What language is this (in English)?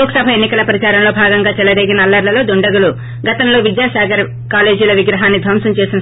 Telugu